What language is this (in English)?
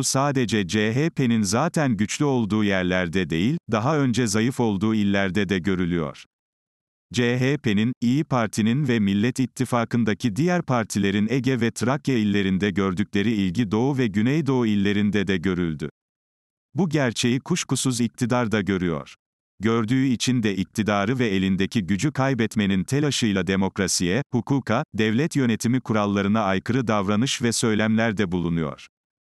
Turkish